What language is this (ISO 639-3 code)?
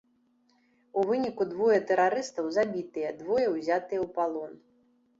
bel